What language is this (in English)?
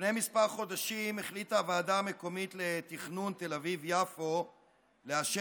Hebrew